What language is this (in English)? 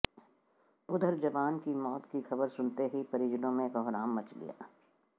Hindi